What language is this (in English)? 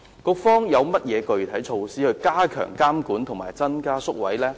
Cantonese